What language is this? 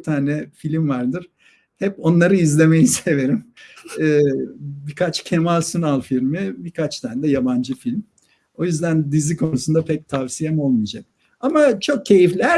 Turkish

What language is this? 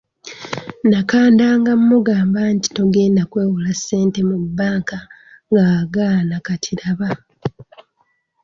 Ganda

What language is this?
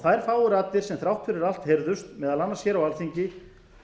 Icelandic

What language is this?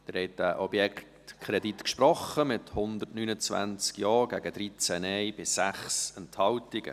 Swiss German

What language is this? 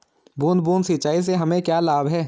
Hindi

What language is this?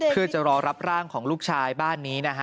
Thai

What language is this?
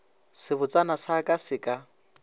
Northern Sotho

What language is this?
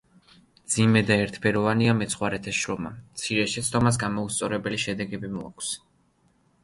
Georgian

